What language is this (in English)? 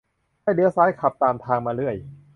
Thai